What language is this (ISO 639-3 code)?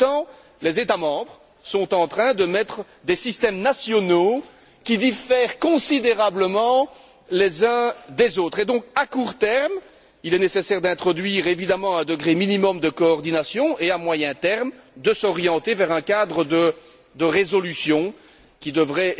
fra